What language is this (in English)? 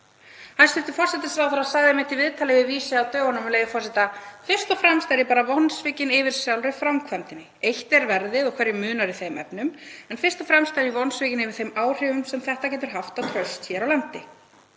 Icelandic